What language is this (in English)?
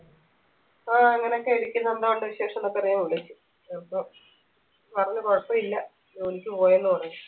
Malayalam